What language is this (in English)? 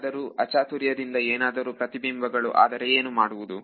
Kannada